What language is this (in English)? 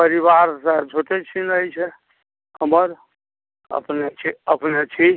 Maithili